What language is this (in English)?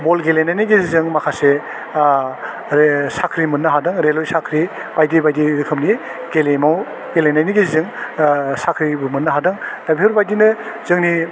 Bodo